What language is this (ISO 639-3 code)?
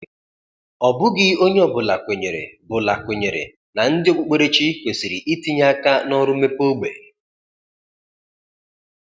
ibo